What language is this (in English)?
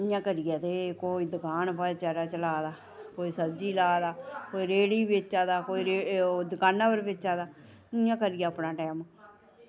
Dogri